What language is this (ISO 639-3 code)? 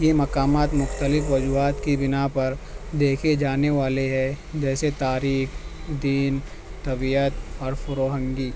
urd